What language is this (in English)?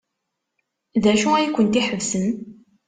Kabyle